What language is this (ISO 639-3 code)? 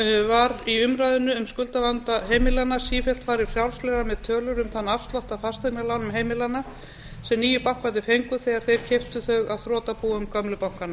isl